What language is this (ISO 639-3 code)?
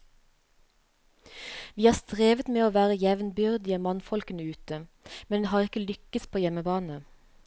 nor